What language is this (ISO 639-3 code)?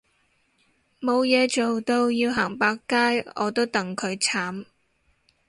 yue